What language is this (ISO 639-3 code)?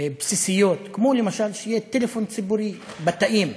heb